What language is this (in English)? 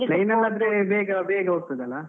Kannada